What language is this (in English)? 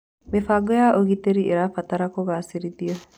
Kikuyu